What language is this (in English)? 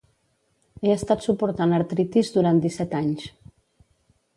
Catalan